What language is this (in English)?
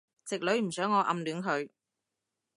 Cantonese